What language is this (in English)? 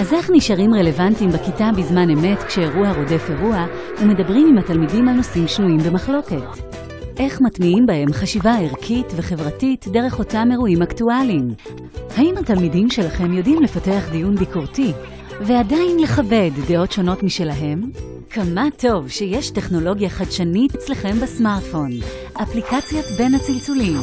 Hebrew